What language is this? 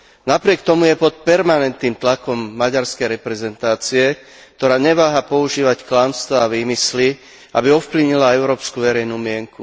Slovak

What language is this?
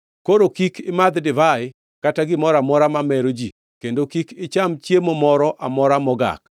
Luo (Kenya and Tanzania)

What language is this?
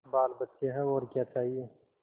Hindi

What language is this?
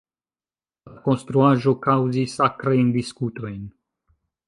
Esperanto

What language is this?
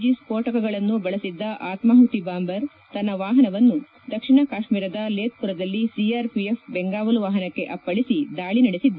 Kannada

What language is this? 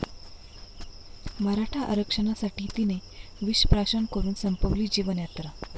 Marathi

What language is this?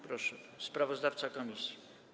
Polish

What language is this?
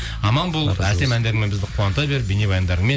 Kazakh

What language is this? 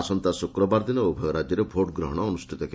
Odia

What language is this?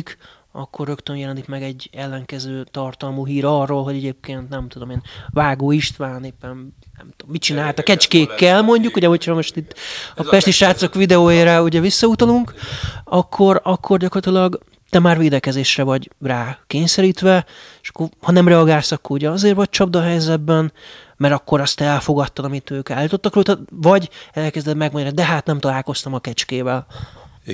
Hungarian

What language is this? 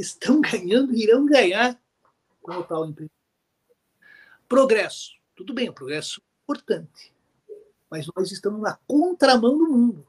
Portuguese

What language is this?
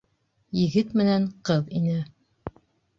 Bashkir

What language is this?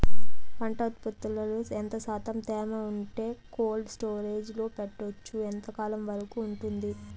Telugu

